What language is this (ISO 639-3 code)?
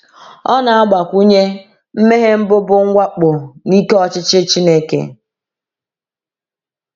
ibo